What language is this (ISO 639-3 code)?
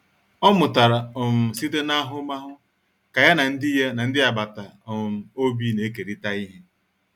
ibo